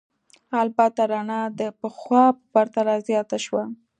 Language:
Pashto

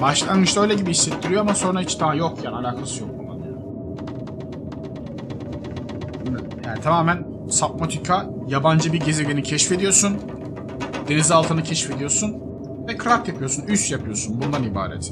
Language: Turkish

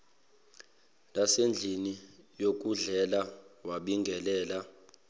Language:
Zulu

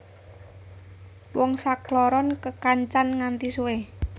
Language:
Javanese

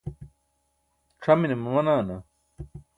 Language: Burushaski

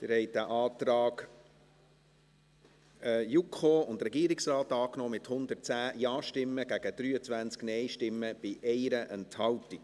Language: Swiss German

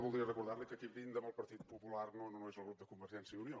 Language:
Catalan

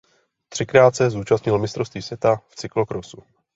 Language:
Czech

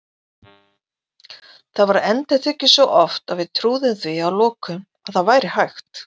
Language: Icelandic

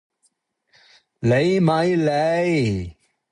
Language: Cantonese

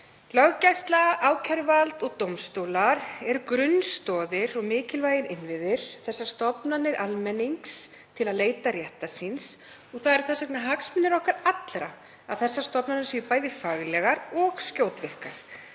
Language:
Icelandic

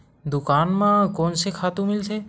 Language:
Chhattisgarhi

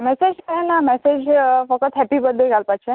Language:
Konkani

